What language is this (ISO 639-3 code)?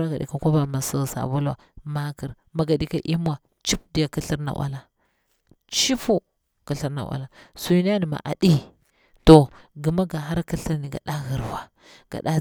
bwr